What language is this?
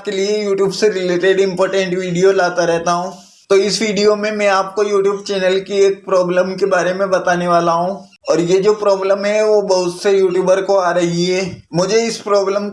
Hindi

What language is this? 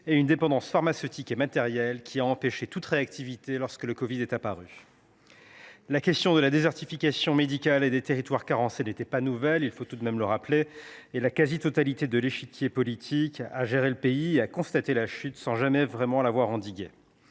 French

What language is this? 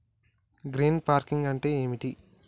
Telugu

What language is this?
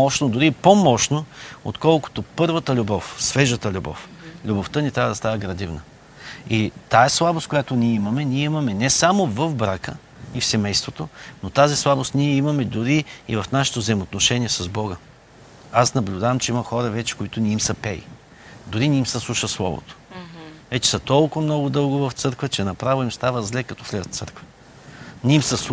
Bulgarian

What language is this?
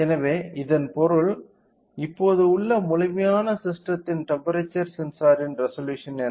Tamil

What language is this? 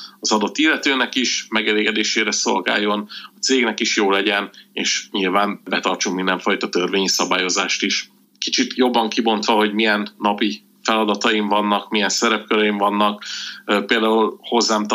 Hungarian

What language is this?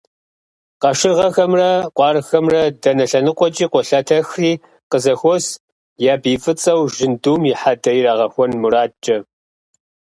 Kabardian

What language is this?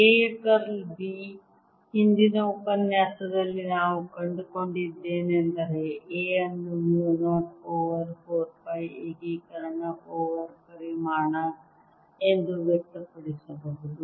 Kannada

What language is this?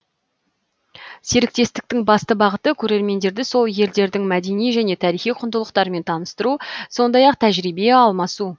Kazakh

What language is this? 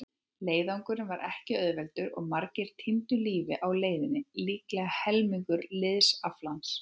Icelandic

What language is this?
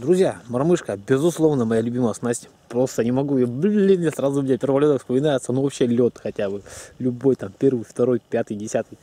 Russian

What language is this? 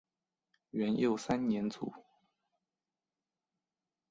Chinese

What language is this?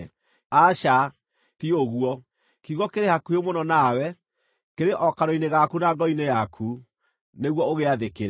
Kikuyu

